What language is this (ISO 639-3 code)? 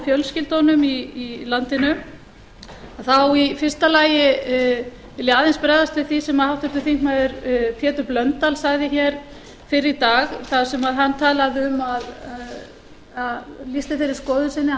isl